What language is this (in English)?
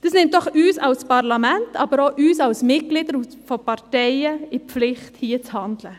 Swiss German